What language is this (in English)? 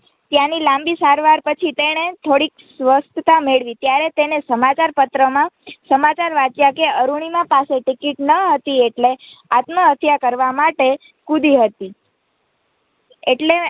Gujarati